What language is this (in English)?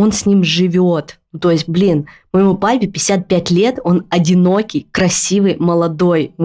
Russian